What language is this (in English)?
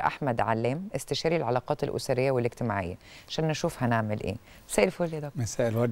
Arabic